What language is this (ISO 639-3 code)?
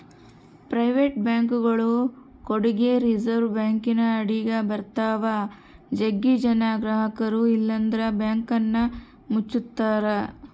kan